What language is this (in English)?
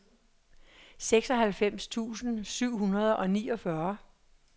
Danish